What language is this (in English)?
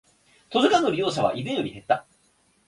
Japanese